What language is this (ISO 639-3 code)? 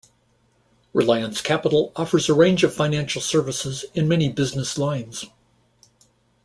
eng